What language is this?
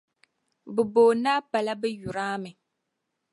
Dagbani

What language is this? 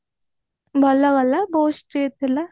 Odia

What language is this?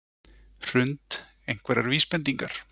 Icelandic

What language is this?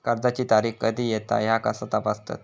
Marathi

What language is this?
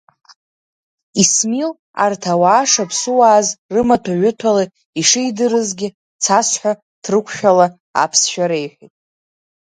Abkhazian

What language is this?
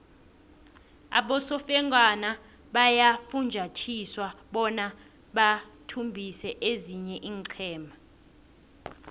South Ndebele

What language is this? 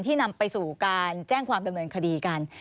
Thai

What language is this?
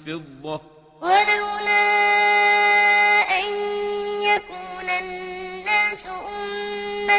Arabic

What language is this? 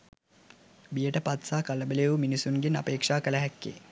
Sinhala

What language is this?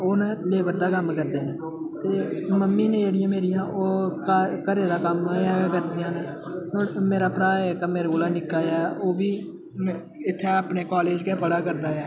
Dogri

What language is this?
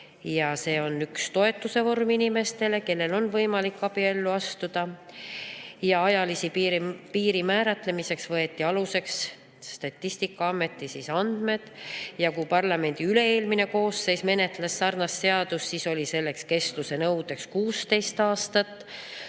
Estonian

